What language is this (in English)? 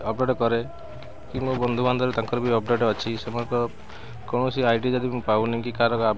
Odia